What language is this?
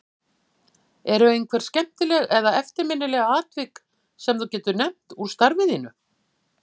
Icelandic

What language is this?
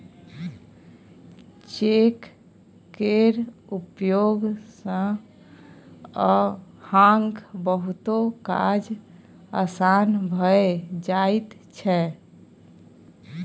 Maithili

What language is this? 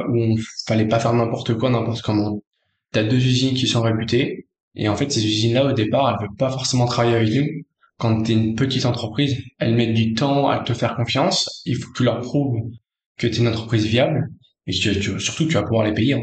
French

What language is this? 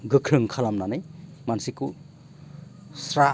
Bodo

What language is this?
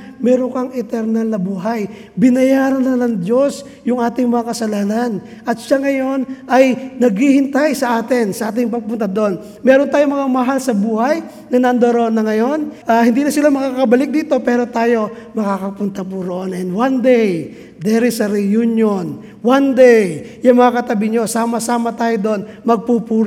Filipino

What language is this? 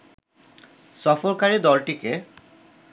Bangla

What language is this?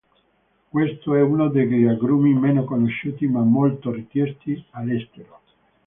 Italian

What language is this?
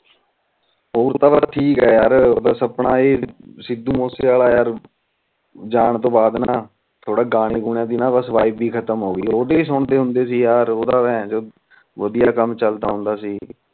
Punjabi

